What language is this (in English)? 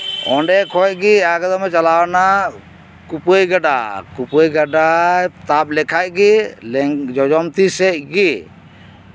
Santali